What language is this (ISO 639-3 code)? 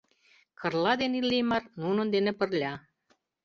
chm